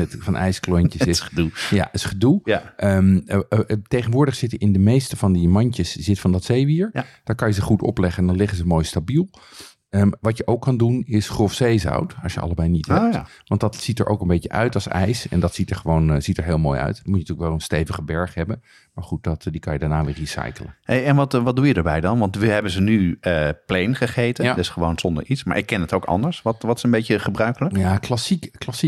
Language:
Dutch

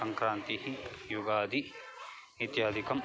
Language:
Sanskrit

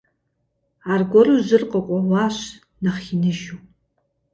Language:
Kabardian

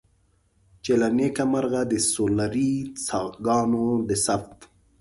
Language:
Pashto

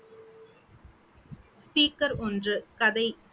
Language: Tamil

